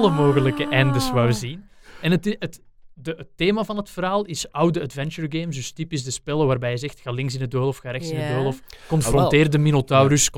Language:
Dutch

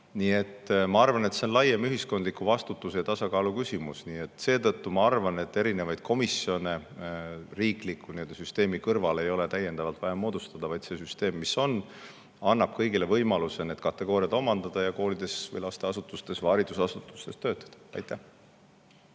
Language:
Estonian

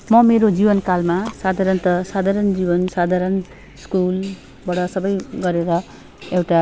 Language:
Nepali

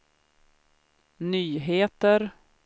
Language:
Swedish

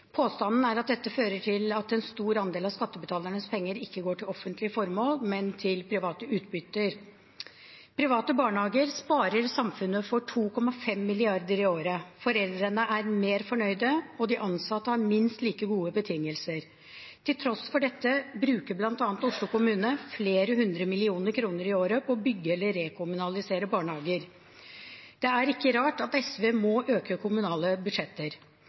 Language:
Norwegian Bokmål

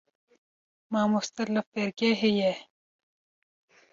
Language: Kurdish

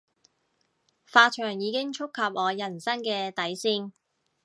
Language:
Cantonese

